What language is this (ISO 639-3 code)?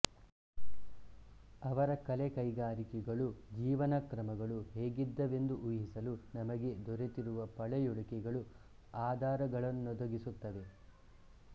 kan